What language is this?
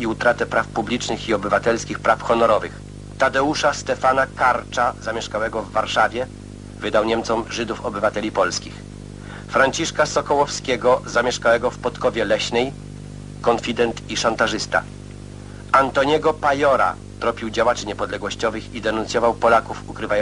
Polish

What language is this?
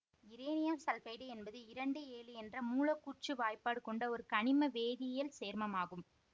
Tamil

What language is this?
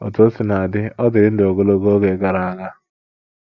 Igbo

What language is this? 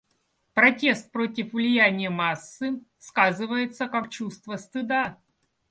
Russian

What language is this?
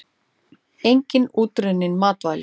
Icelandic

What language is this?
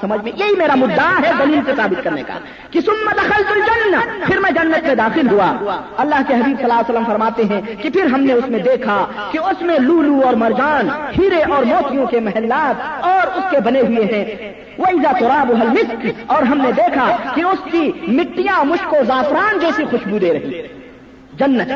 Urdu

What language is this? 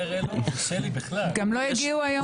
Hebrew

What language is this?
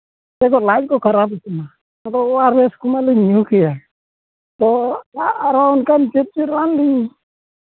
Santali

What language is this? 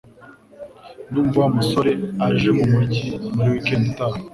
Kinyarwanda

